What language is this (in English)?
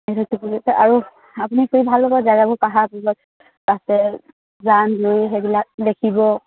Assamese